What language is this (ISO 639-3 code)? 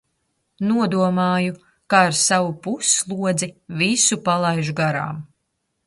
lav